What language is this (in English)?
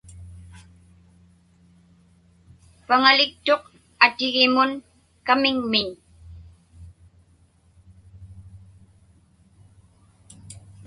Inupiaq